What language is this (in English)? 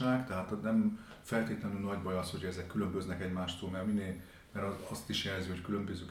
Hungarian